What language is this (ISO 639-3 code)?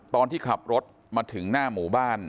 tha